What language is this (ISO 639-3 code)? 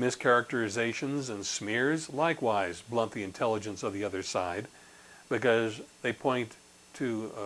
eng